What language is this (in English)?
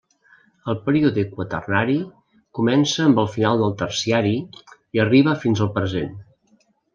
Catalan